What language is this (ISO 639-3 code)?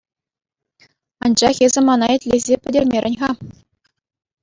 chv